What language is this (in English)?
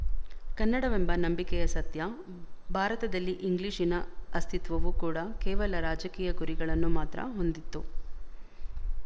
Kannada